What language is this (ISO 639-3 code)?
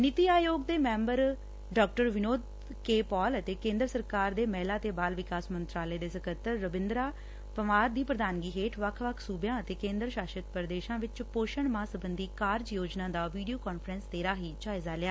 pan